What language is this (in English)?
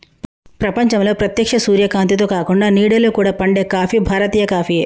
Telugu